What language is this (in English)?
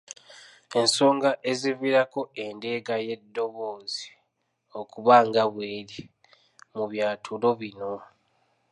Ganda